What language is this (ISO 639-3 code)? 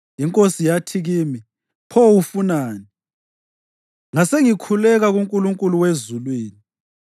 nde